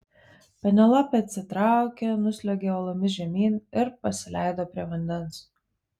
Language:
Lithuanian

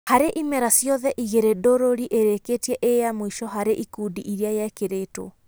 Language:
Kikuyu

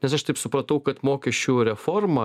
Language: Lithuanian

